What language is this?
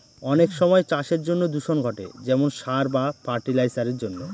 Bangla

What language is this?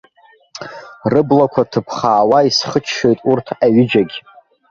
Abkhazian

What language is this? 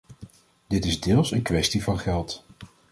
Dutch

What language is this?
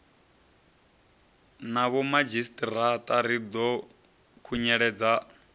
Venda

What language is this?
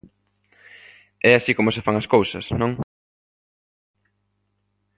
Galician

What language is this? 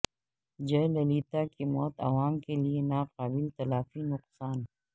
Urdu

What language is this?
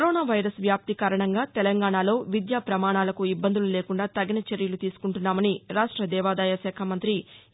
Telugu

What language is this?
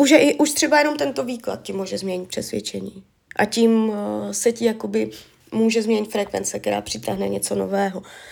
Czech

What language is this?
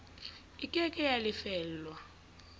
Southern Sotho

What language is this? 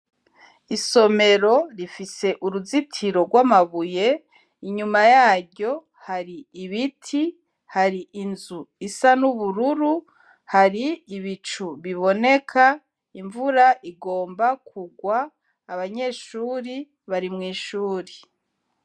Rundi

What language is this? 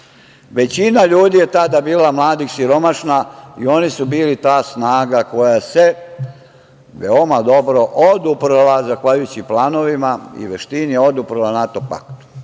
Serbian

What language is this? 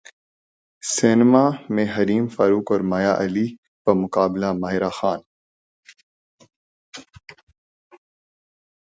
Urdu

